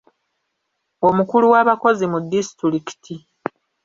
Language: Ganda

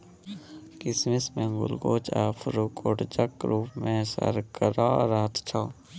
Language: Maithili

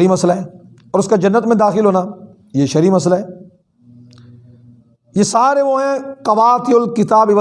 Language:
Urdu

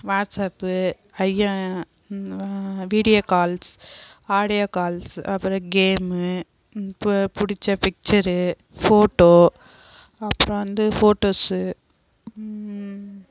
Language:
Tamil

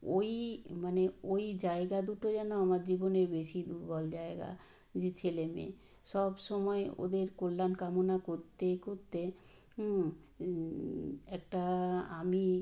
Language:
Bangla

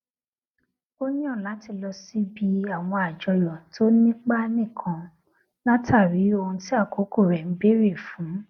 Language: Yoruba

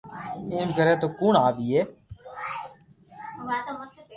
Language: Loarki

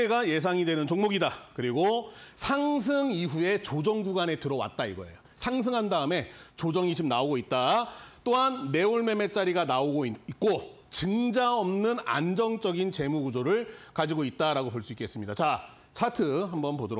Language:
Korean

